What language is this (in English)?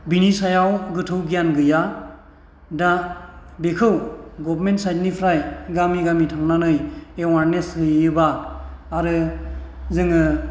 Bodo